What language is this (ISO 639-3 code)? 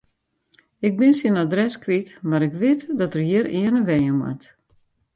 fry